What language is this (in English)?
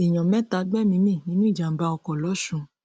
Yoruba